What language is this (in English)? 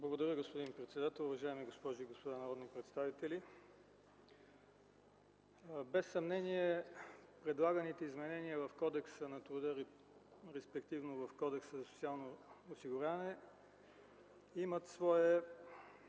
Bulgarian